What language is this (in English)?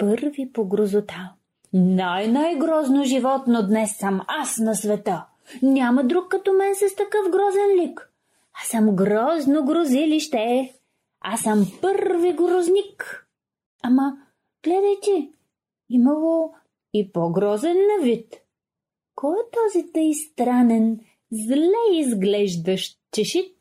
Bulgarian